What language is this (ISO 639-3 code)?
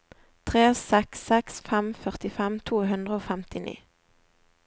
nor